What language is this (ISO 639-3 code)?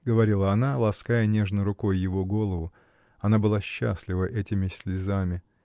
rus